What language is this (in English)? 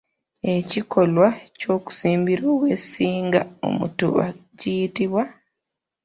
Ganda